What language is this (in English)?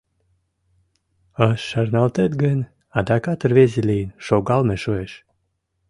Mari